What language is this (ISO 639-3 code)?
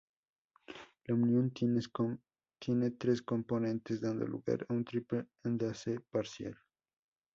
spa